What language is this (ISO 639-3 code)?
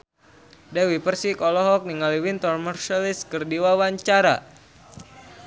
sun